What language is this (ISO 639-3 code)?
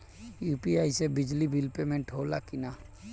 bho